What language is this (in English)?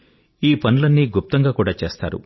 Telugu